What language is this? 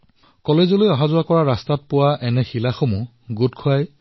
Assamese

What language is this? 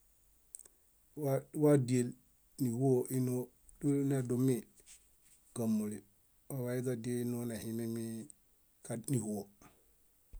Bayot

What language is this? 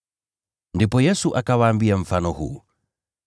Swahili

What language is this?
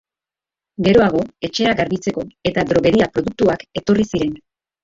Basque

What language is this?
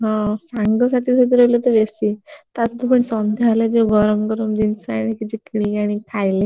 Odia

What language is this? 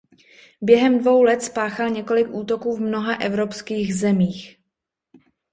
Czech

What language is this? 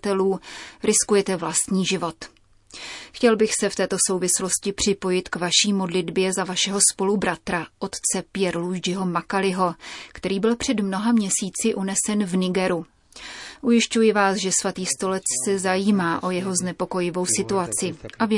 Czech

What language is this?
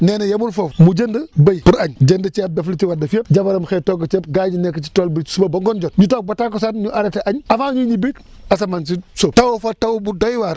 Wolof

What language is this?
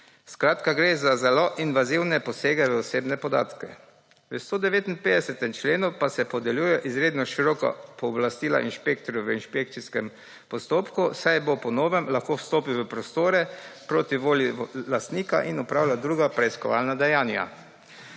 Slovenian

